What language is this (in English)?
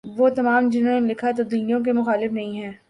Urdu